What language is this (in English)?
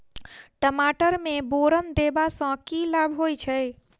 Maithili